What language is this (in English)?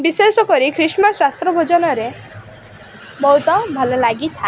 Odia